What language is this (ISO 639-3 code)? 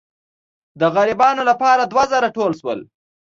pus